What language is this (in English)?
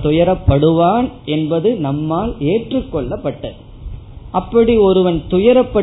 Tamil